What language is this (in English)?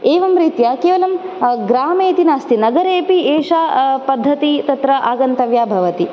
Sanskrit